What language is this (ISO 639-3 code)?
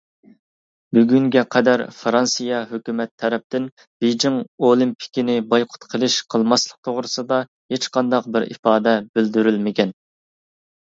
uig